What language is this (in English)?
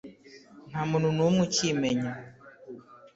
Kinyarwanda